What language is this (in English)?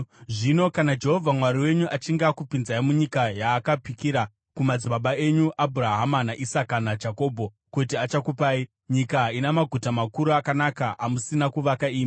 Shona